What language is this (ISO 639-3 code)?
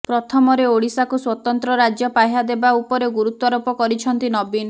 ori